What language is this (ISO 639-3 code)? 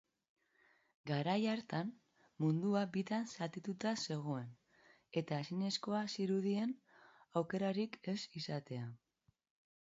eus